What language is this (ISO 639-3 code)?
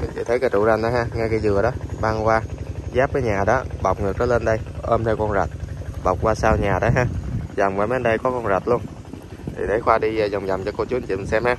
vie